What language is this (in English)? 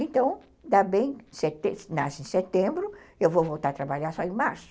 Portuguese